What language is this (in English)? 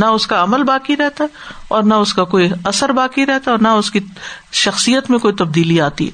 Urdu